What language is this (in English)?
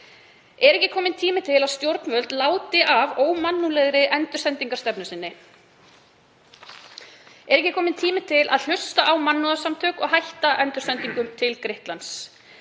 Icelandic